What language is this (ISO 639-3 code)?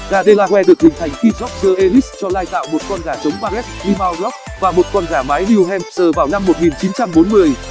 vie